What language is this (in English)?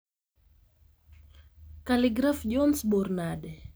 Luo (Kenya and Tanzania)